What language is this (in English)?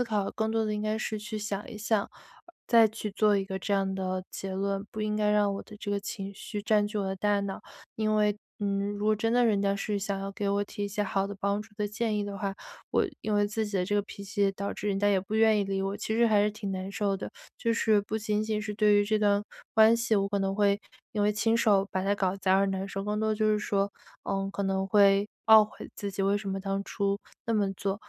Chinese